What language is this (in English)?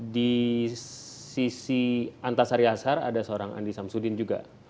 Indonesian